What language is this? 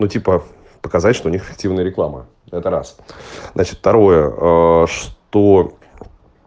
Russian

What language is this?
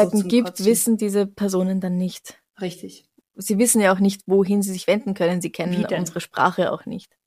German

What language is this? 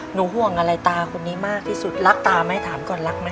Thai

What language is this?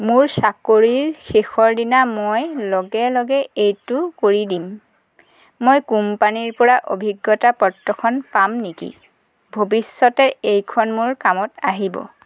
Assamese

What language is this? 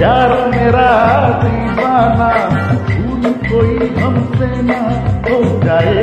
Hindi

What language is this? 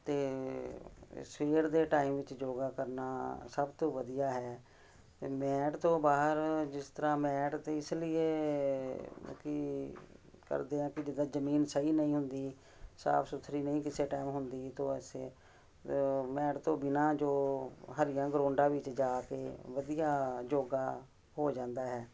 Punjabi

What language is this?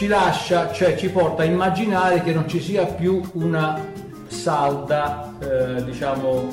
Italian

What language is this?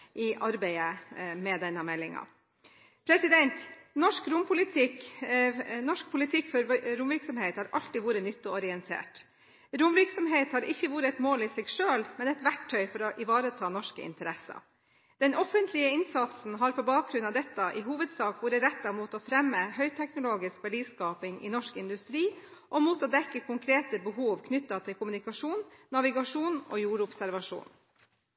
Norwegian Bokmål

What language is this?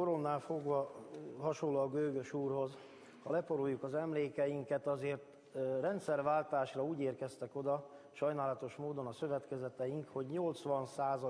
Hungarian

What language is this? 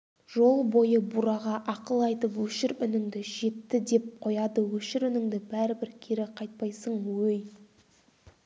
Kazakh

